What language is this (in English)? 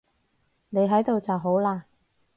Cantonese